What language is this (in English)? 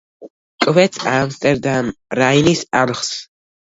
Georgian